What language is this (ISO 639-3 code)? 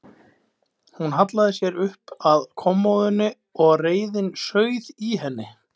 isl